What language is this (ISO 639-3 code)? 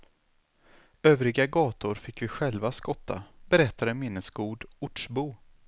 swe